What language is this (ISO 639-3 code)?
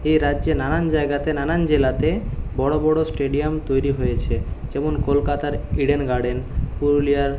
ben